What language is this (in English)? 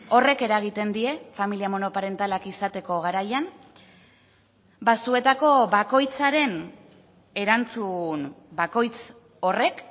Basque